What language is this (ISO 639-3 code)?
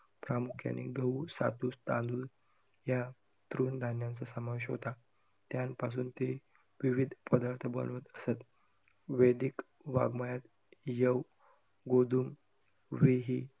mar